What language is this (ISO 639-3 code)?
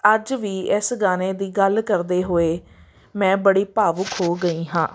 pan